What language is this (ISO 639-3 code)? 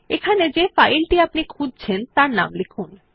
ben